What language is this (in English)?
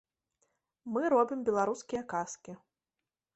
Belarusian